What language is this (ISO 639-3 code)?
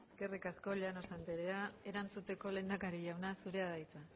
eus